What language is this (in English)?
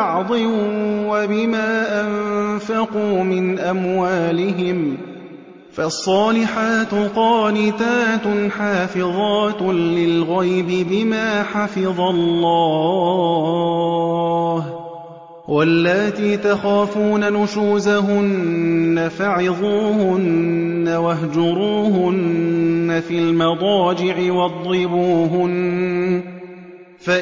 Arabic